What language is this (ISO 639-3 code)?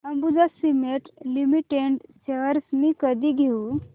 mar